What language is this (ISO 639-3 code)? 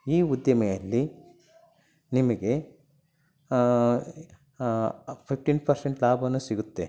kan